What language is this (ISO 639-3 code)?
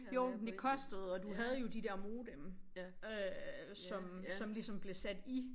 dan